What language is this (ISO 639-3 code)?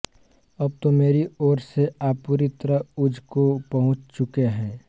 hin